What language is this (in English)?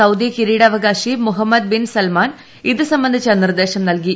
Malayalam